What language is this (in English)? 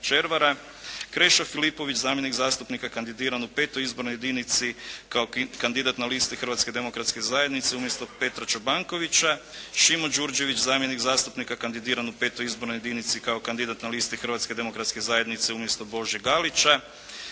Croatian